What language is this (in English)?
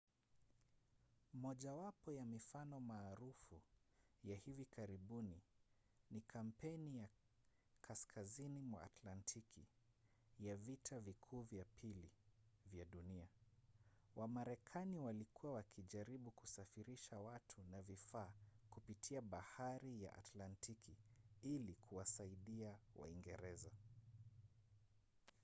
Swahili